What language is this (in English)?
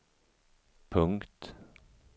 Swedish